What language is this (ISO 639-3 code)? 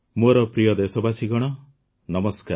ori